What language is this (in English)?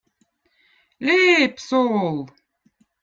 Votic